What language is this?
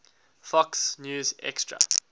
English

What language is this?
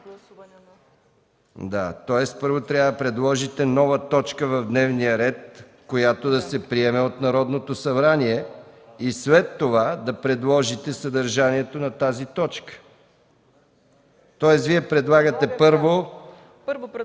Bulgarian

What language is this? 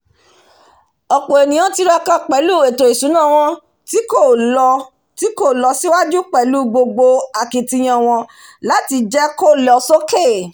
Yoruba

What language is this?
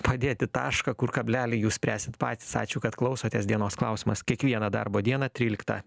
Lithuanian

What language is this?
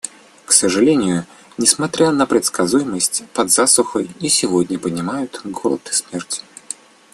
Russian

